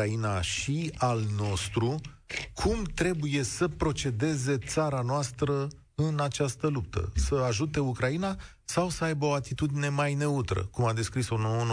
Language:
Romanian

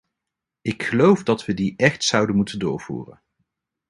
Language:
Dutch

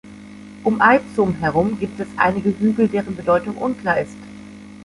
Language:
German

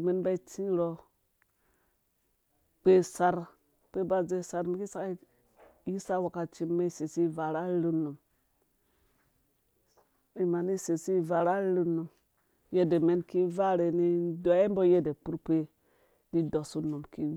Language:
Dũya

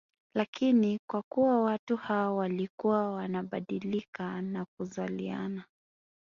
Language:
Swahili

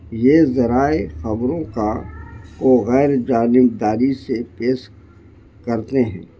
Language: Urdu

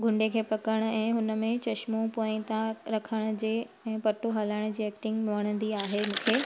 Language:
Sindhi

